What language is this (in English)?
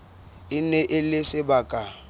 Southern Sotho